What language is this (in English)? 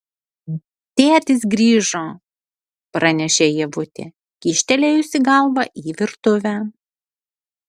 Lithuanian